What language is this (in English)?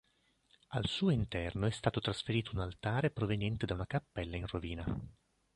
Italian